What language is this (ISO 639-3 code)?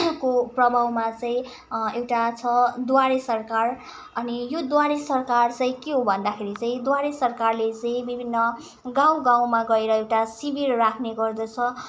nep